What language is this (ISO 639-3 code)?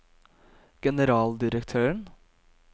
nor